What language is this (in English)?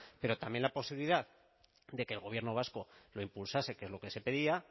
Spanish